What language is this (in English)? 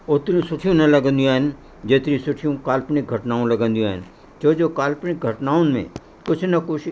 Sindhi